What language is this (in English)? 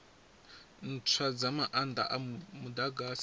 Venda